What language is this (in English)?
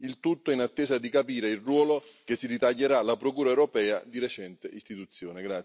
Italian